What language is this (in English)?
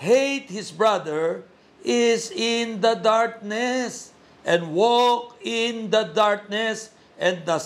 Filipino